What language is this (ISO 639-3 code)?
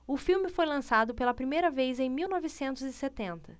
por